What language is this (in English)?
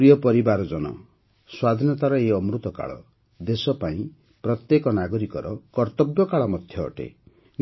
Odia